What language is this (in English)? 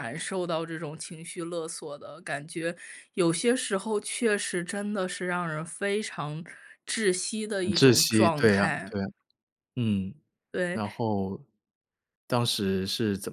Chinese